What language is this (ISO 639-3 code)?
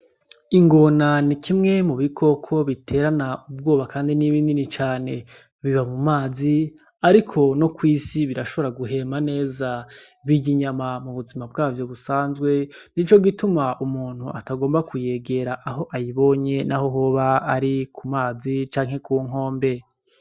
run